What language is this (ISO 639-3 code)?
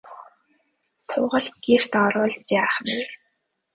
mon